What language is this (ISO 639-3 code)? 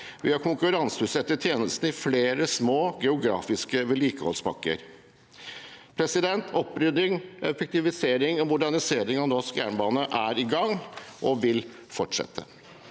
nor